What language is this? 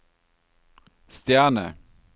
Norwegian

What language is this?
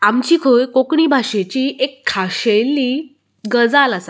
Konkani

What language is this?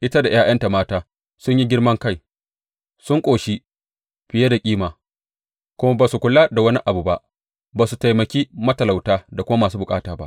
Hausa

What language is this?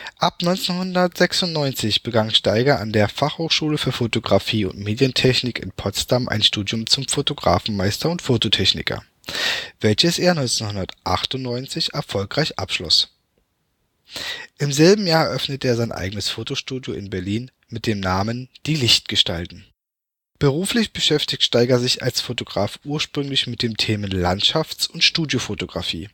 German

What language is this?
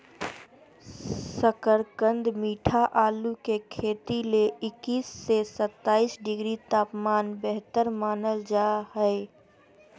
Magahi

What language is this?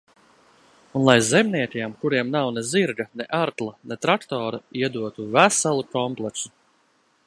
Latvian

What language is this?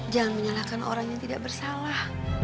Indonesian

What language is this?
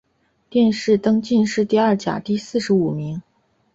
Chinese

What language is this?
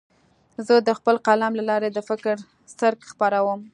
Pashto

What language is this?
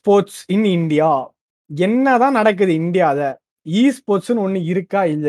Tamil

